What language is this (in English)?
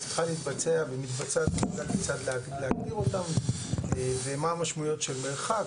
Hebrew